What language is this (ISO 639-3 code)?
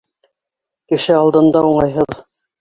bak